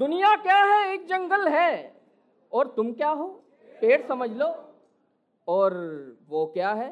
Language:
Hindi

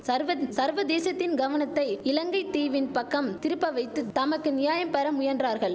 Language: Tamil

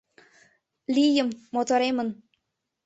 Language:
Mari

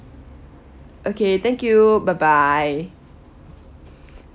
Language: English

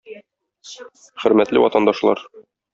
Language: Tatar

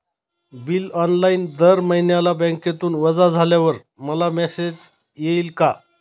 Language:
Marathi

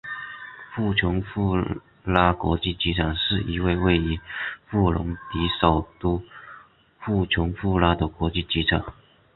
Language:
Chinese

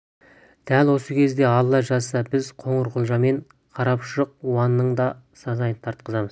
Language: Kazakh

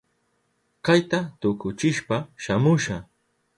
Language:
Southern Pastaza Quechua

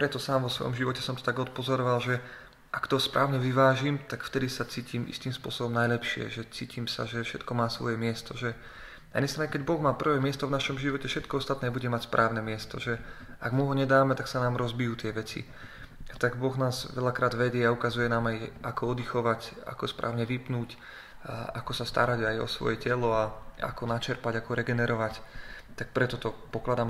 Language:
Slovak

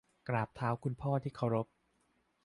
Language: Thai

